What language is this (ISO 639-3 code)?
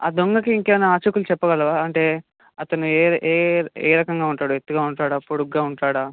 tel